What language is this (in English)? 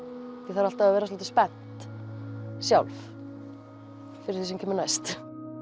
Icelandic